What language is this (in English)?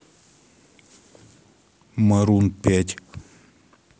Russian